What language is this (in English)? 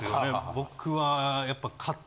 Japanese